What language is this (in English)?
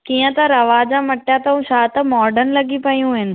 Sindhi